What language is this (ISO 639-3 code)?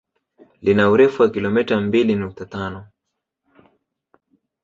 swa